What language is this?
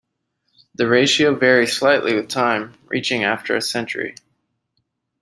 English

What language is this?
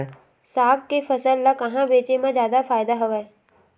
Chhattisgarhi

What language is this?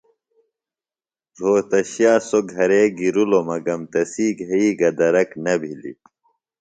Phalura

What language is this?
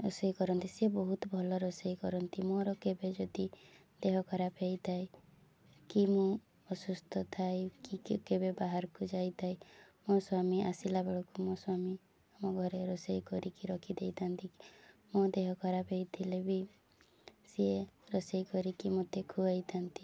Odia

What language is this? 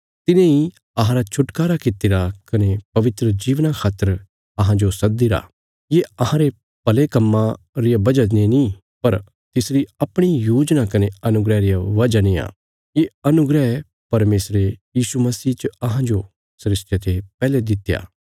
Bilaspuri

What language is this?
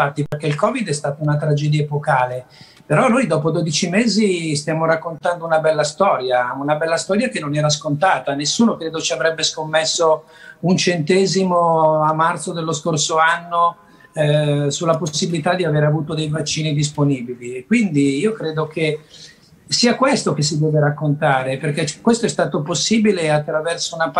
Italian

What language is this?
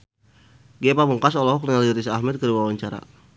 Sundanese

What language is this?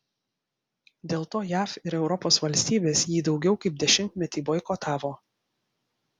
Lithuanian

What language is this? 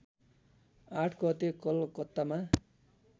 Nepali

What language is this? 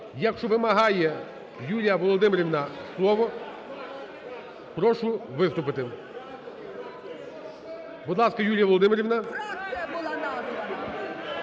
Ukrainian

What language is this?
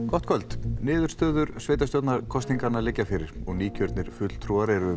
Icelandic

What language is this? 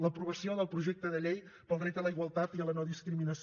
Catalan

